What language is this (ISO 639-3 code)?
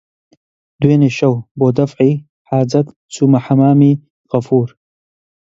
ckb